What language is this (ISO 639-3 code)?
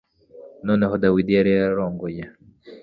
kin